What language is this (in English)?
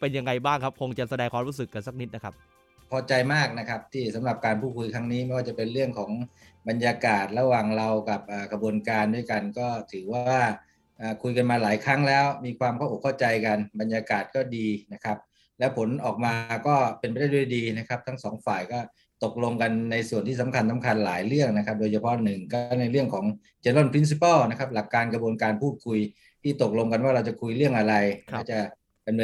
Thai